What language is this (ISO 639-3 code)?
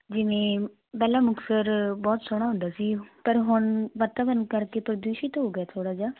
pan